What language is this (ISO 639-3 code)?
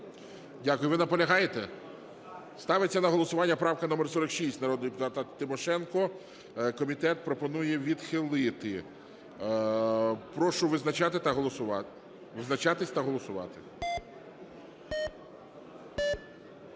ukr